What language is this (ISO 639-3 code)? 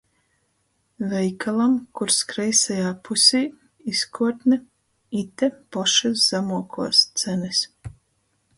ltg